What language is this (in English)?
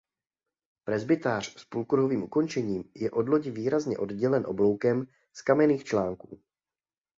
Czech